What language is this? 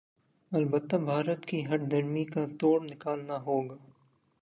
Urdu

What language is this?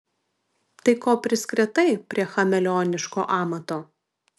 Lithuanian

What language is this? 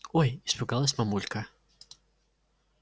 Russian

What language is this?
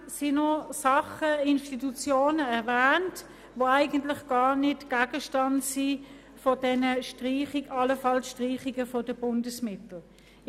Swiss German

